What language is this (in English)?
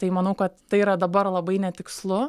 Lithuanian